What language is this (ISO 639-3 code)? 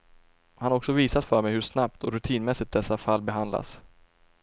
swe